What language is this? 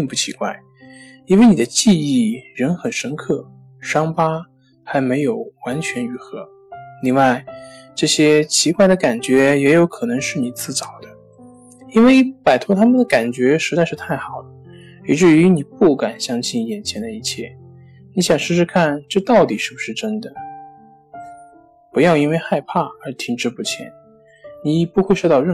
Chinese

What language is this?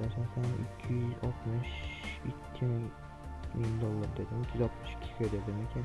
Turkish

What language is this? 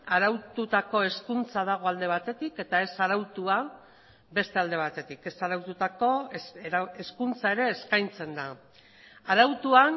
Basque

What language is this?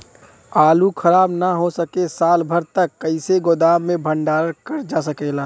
Bhojpuri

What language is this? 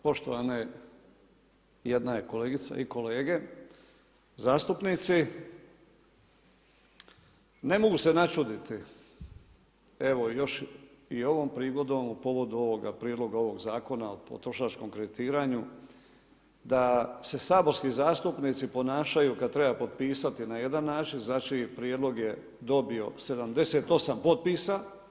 Croatian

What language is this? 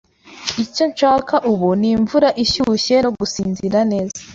Kinyarwanda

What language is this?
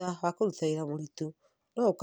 Kikuyu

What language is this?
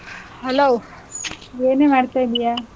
Kannada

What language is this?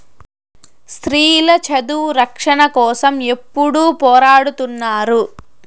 Telugu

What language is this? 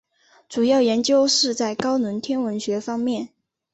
Chinese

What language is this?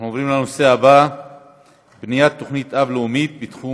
Hebrew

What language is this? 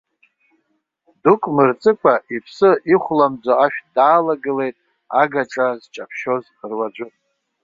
Abkhazian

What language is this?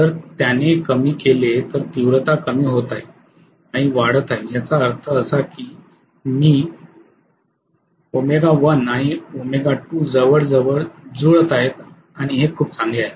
Marathi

